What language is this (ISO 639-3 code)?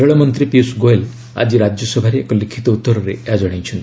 ori